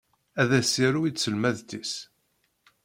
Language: Kabyle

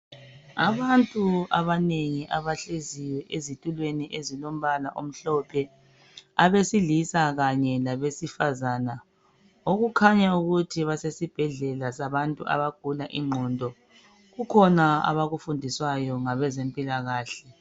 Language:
North Ndebele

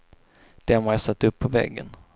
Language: Swedish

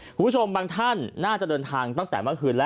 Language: Thai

